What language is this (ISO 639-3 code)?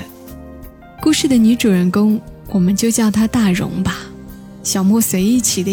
zho